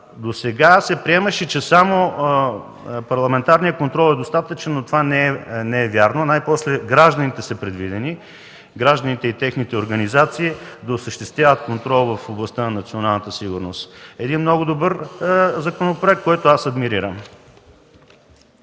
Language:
Bulgarian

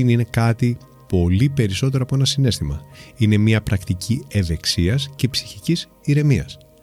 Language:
Greek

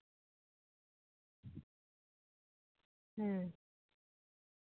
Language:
Santali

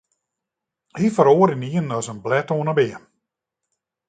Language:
Western Frisian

